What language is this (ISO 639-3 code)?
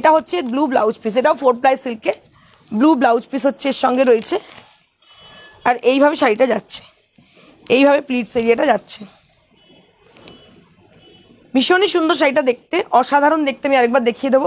eng